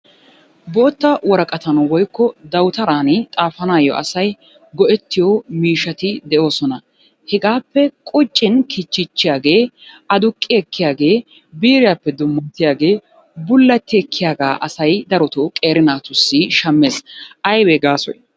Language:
Wolaytta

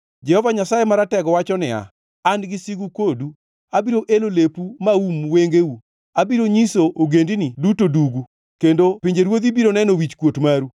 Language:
Luo (Kenya and Tanzania)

